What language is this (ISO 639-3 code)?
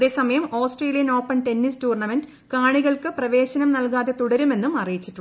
mal